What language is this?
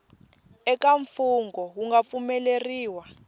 Tsonga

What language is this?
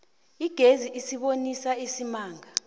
South Ndebele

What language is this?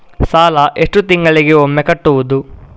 Kannada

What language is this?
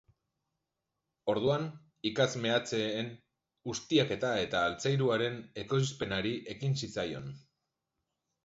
Basque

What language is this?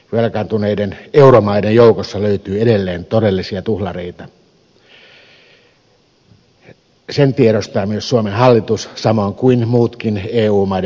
Finnish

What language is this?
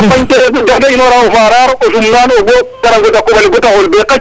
Serer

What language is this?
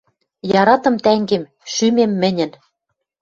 Western Mari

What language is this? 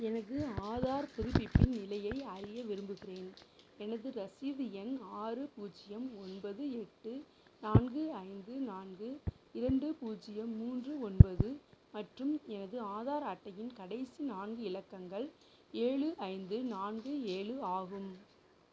Tamil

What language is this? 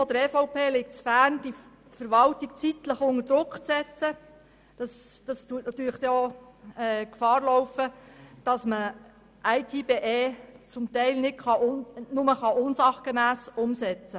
Swiss German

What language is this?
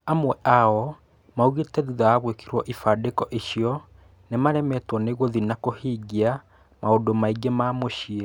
Kikuyu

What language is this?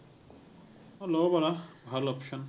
Assamese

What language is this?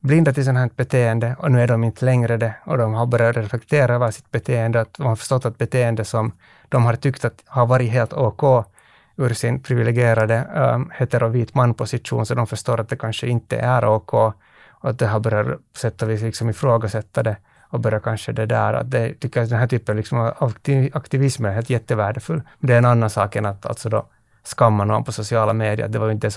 Swedish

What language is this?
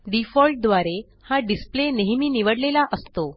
Marathi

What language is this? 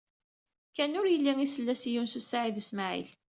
Kabyle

